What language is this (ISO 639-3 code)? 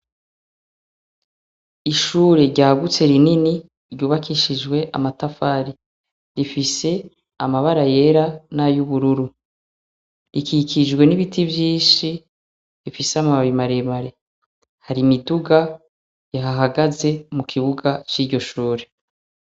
run